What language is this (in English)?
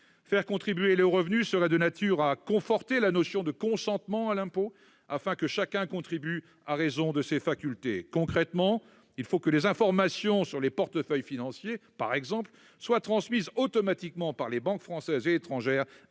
French